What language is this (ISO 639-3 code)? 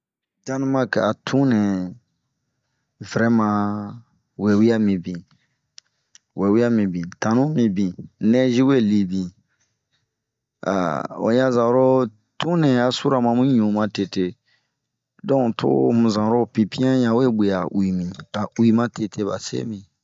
bmq